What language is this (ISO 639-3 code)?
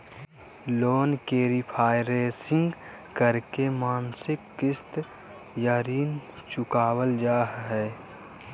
mag